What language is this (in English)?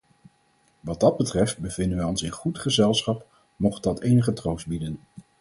Dutch